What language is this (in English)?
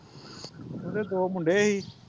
Punjabi